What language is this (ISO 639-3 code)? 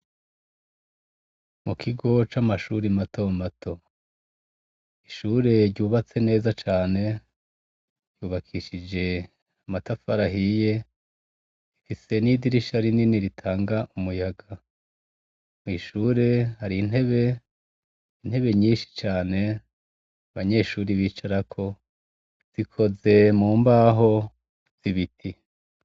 run